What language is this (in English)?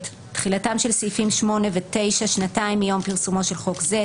Hebrew